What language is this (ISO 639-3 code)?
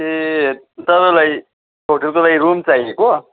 nep